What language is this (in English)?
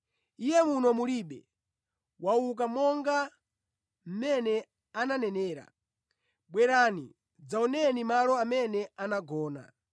Nyanja